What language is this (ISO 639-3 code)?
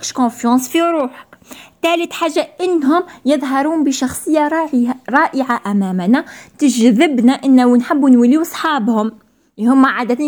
ara